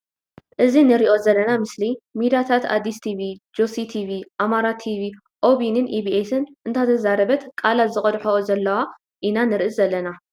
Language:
Tigrinya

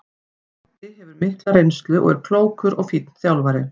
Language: Icelandic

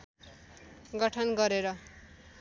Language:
Nepali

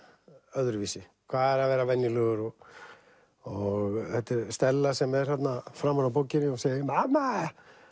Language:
Icelandic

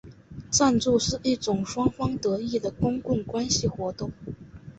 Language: Chinese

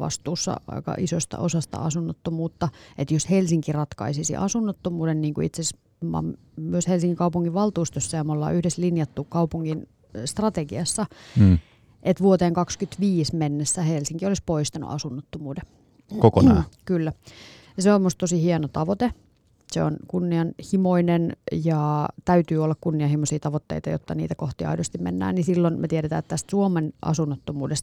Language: Finnish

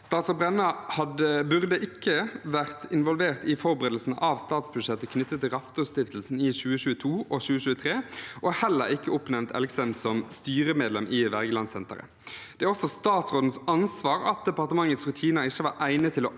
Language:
Norwegian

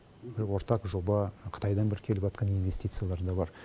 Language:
Kazakh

